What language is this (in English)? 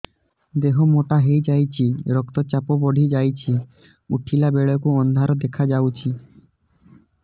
Odia